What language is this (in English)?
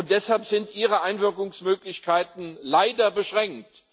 German